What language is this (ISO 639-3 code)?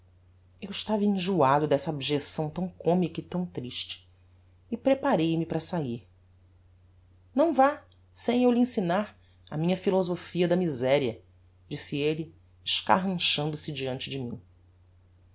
por